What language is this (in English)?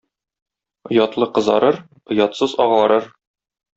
Tatar